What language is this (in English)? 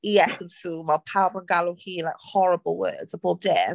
Welsh